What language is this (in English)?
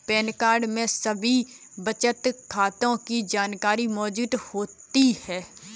Hindi